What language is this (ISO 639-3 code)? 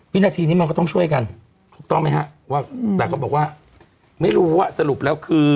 tha